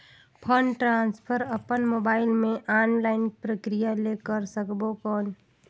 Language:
Chhattisgarhi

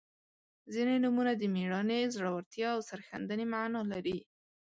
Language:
Pashto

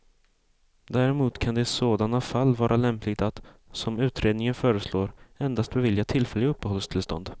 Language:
Swedish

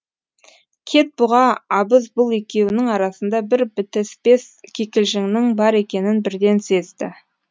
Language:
Kazakh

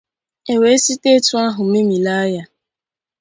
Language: Igbo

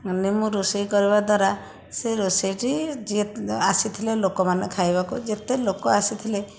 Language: Odia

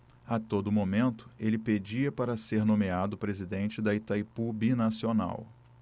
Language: Portuguese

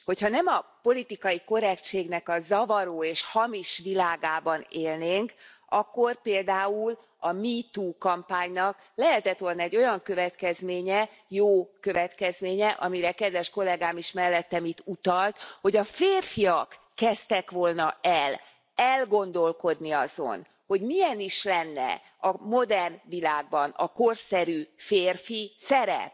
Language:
Hungarian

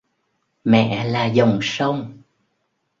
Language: Vietnamese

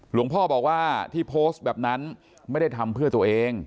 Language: Thai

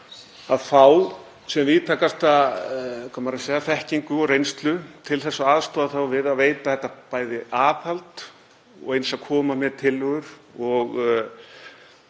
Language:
Icelandic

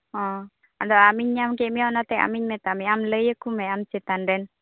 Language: Santali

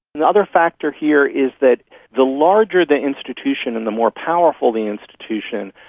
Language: English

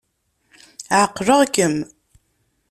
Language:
Kabyle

